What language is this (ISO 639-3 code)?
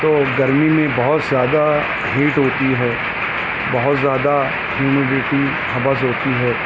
urd